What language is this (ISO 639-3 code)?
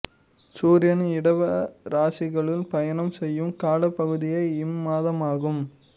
tam